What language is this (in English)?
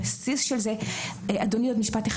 Hebrew